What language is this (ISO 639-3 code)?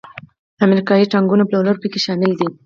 pus